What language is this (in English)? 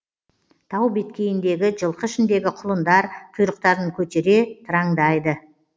Kazakh